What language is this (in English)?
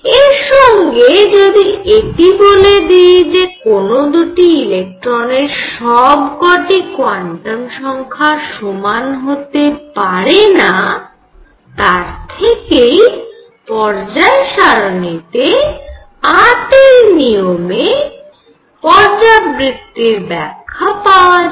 Bangla